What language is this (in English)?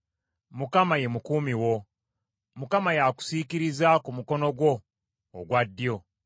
Ganda